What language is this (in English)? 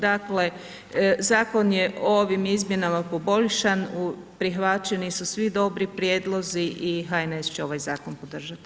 Croatian